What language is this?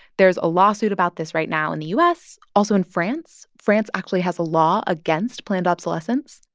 English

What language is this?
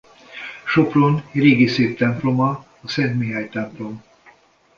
Hungarian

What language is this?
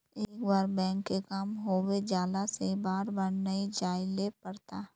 Magahi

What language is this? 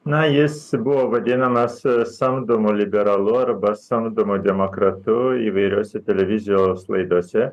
Lithuanian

